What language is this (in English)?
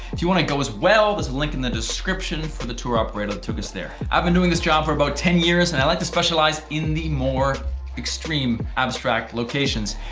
English